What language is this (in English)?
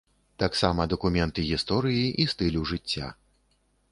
Belarusian